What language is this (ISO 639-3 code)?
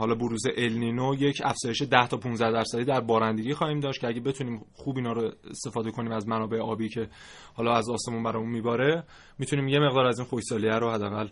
fas